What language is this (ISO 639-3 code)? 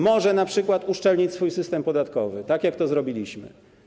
pol